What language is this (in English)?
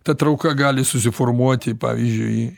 Lithuanian